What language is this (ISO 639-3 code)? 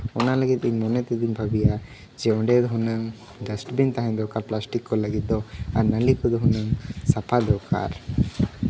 sat